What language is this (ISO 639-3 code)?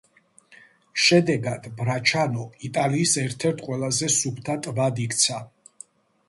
kat